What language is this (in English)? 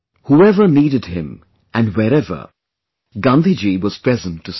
English